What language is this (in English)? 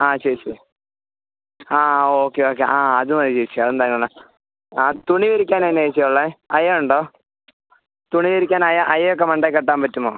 Malayalam